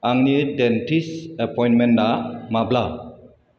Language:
Bodo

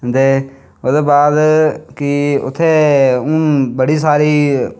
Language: Dogri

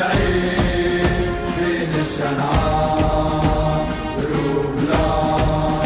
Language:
Turkish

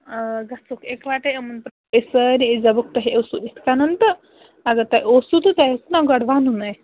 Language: Kashmiri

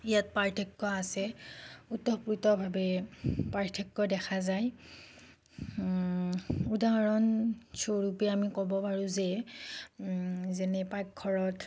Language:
Assamese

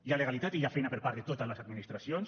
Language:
Catalan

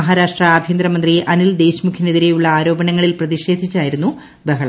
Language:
Malayalam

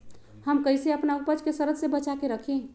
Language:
Magahi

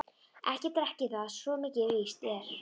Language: Icelandic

